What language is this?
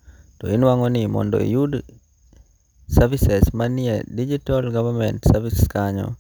Luo (Kenya and Tanzania)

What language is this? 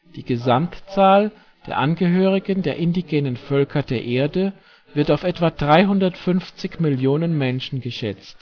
German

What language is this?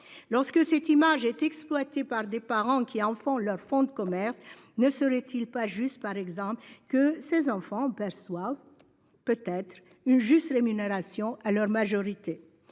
French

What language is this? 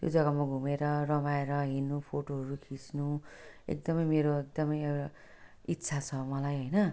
Nepali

